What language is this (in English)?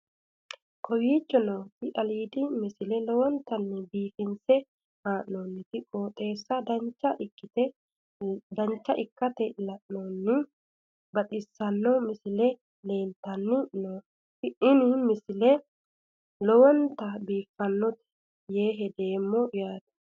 Sidamo